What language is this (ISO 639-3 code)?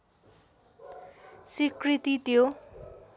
nep